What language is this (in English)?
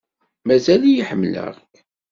Kabyle